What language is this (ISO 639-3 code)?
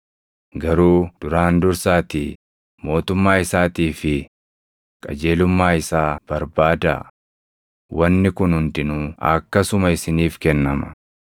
orm